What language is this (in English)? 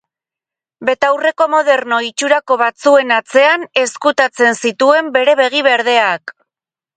Basque